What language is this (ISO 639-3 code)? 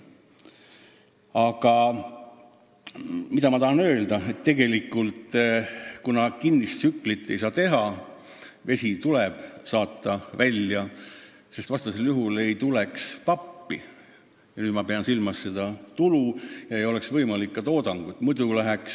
est